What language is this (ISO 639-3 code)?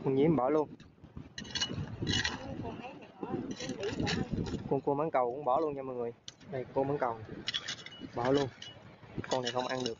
vie